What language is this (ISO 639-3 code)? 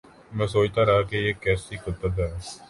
urd